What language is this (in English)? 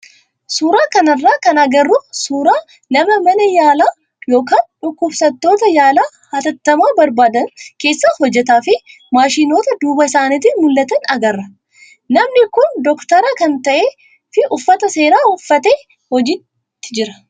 Oromo